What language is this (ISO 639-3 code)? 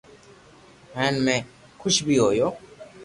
lrk